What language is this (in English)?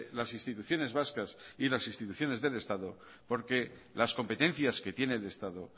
Spanish